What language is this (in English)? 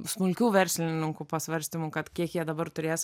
Lithuanian